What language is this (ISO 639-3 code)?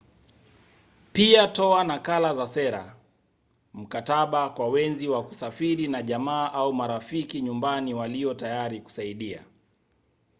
swa